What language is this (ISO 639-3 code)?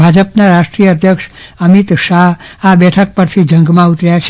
guj